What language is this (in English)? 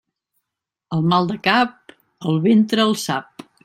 Catalan